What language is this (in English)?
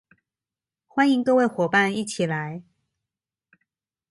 Chinese